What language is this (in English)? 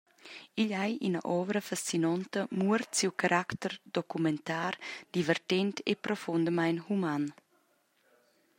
Romansh